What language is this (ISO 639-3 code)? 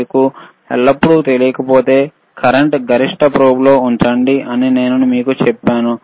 tel